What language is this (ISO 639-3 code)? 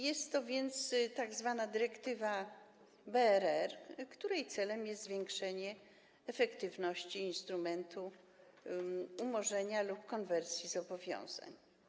pol